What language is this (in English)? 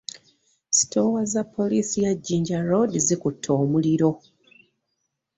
Ganda